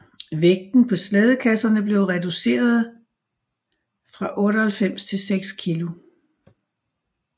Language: Danish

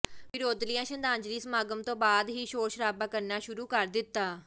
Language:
Punjabi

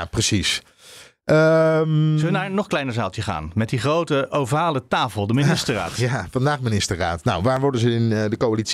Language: Dutch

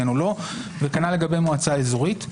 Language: Hebrew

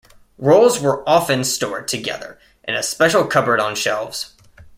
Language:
English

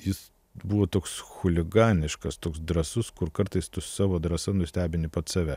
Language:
Lithuanian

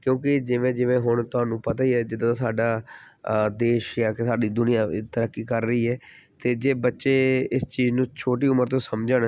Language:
Punjabi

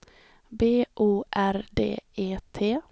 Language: Swedish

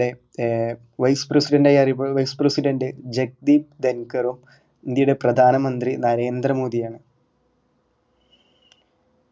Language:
Malayalam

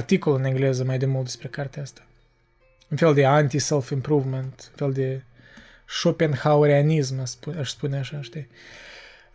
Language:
Romanian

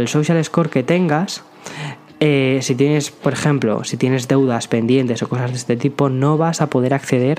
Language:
Spanish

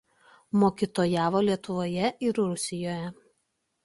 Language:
Lithuanian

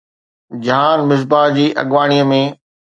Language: Sindhi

